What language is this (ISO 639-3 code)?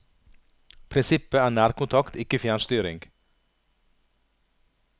nor